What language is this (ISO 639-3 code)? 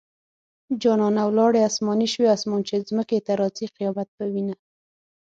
pus